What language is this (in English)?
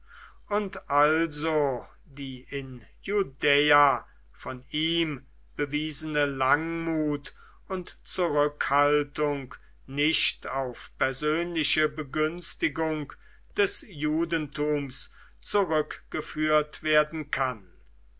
German